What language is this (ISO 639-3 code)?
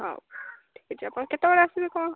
ori